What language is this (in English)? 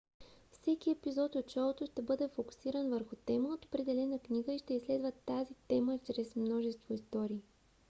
Bulgarian